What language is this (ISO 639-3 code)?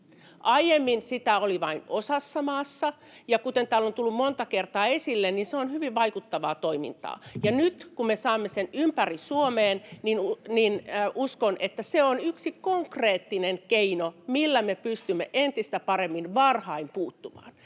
fin